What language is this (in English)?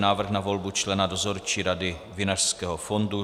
Czech